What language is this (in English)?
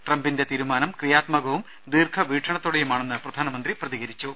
Malayalam